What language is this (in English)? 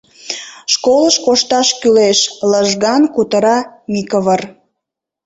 Mari